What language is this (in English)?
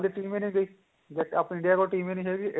Punjabi